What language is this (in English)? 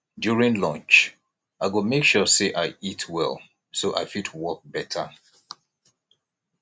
Nigerian Pidgin